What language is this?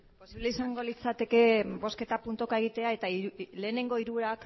Basque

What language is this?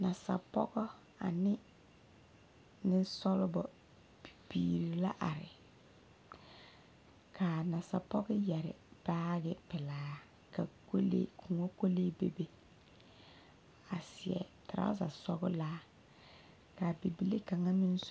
Southern Dagaare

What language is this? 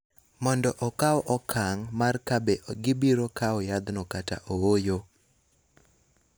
Luo (Kenya and Tanzania)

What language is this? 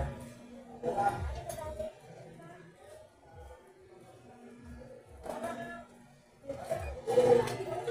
Filipino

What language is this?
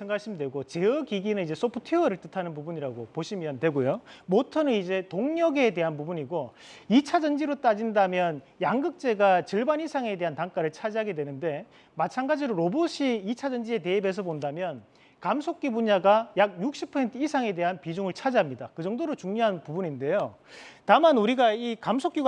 Korean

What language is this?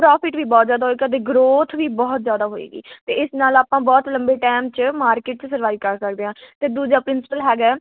Punjabi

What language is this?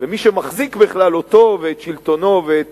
Hebrew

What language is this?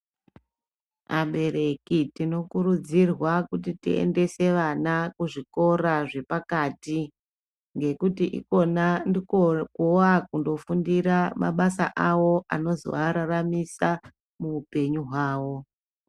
Ndau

